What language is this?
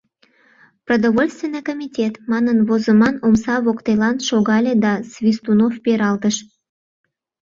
Mari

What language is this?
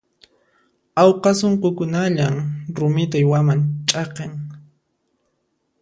Puno Quechua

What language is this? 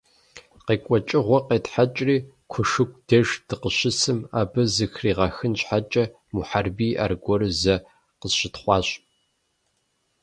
Kabardian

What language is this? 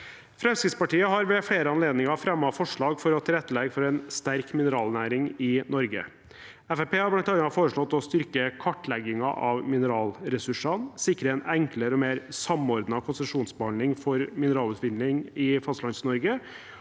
Norwegian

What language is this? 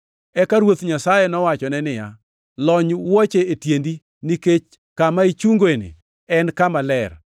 Luo (Kenya and Tanzania)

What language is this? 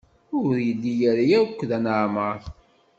Kabyle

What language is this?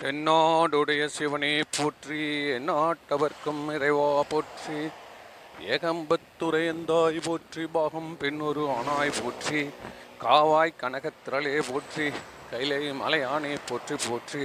Tamil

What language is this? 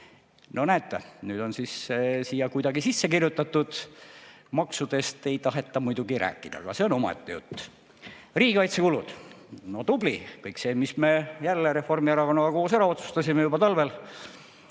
Estonian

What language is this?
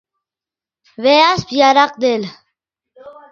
Yidgha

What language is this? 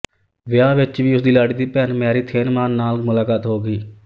Punjabi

